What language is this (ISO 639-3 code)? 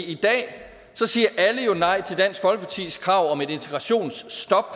dan